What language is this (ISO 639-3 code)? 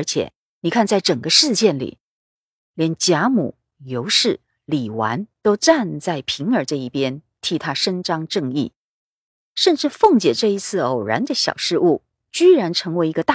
zho